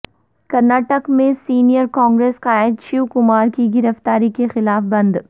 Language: Urdu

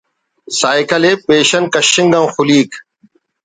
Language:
Brahui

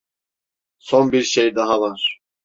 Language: Turkish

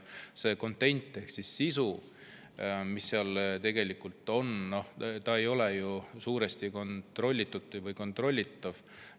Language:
Estonian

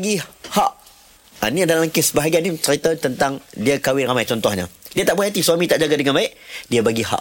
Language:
Malay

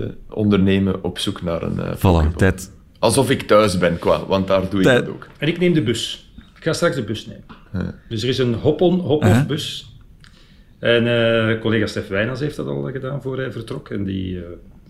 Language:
Dutch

